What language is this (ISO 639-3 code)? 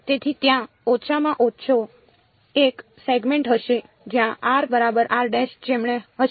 guj